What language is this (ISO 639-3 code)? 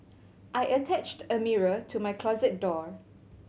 eng